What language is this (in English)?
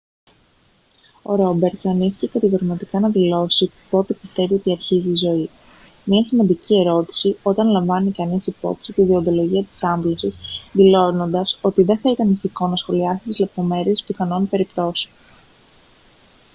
Greek